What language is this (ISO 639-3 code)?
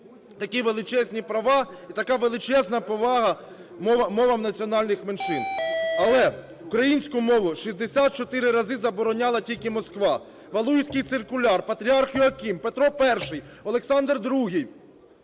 ukr